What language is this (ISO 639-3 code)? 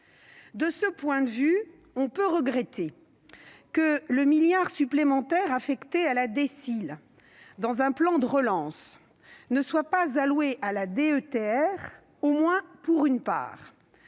fra